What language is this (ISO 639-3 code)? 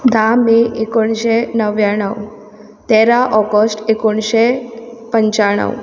kok